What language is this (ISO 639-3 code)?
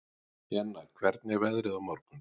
isl